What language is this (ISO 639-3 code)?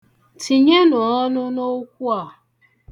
ibo